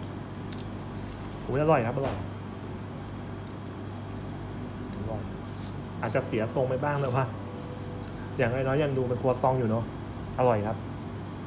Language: Thai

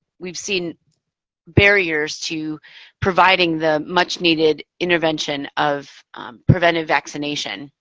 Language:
English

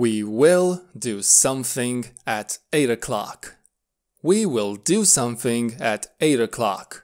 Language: English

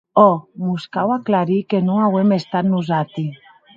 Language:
Occitan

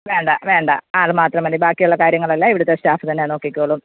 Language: Malayalam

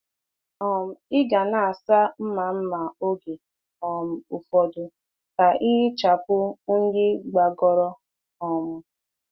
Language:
Igbo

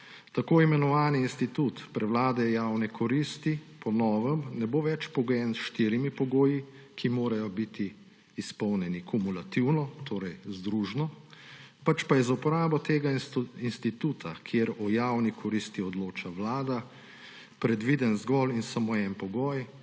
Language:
Slovenian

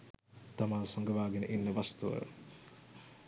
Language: Sinhala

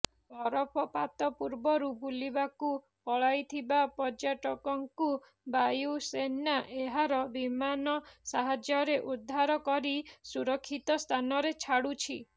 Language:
Odia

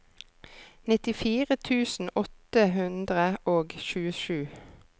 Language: Norwegian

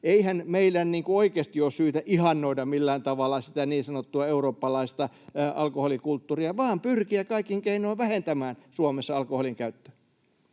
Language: Finnish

